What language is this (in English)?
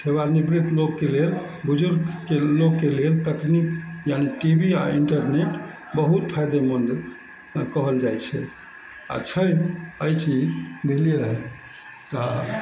Maithili